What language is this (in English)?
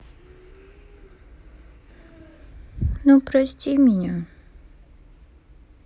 Russian